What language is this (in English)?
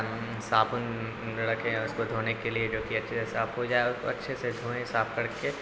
Urdu